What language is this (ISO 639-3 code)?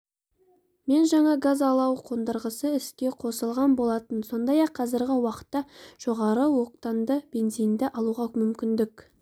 kaz